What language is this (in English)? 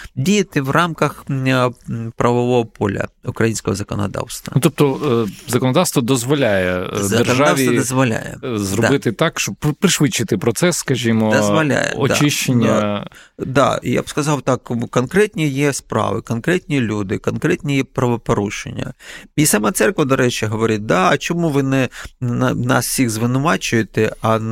Ukrainian